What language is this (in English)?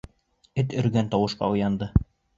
Bashkir